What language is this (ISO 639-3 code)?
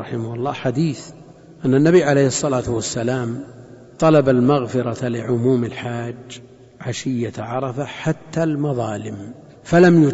ara